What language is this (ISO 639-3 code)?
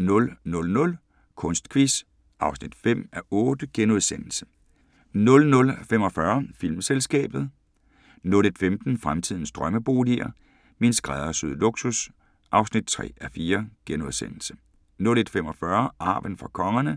dan